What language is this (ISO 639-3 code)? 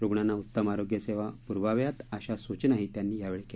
mar